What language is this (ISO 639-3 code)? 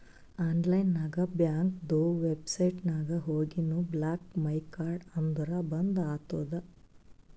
kan